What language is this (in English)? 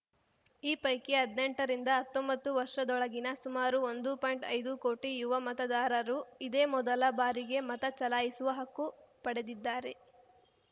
Kannada